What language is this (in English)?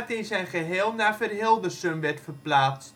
Dutch